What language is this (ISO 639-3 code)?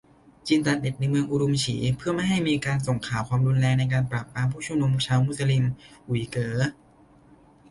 tha